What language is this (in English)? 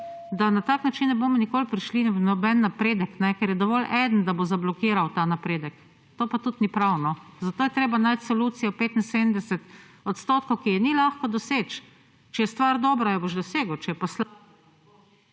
Slovenian